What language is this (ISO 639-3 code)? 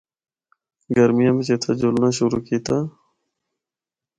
hno